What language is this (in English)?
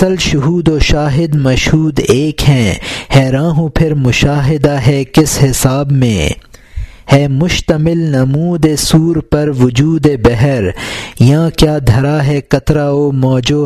Urdu